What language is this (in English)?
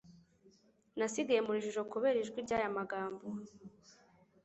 Kinyarwanda